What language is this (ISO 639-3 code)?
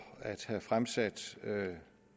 dan